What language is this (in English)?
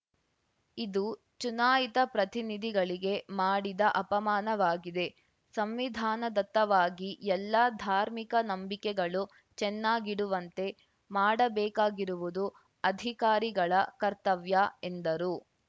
Kannada